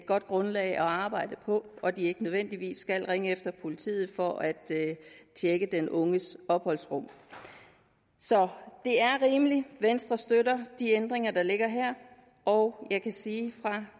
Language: Danish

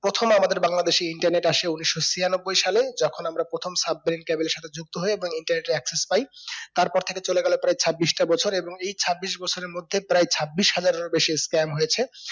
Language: Bangla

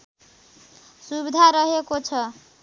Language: Nepali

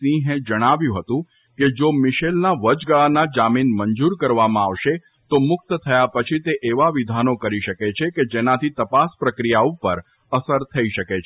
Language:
Gujarati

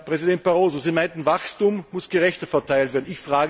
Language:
German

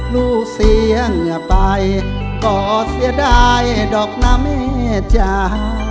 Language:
Thai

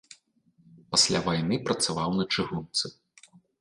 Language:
Belarusian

